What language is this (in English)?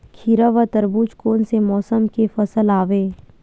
Chhattisgarhi